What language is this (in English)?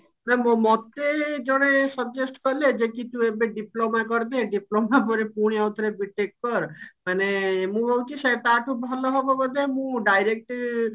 Odia